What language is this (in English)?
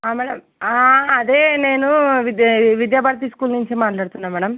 Telugu